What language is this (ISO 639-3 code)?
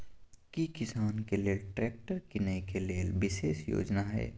mai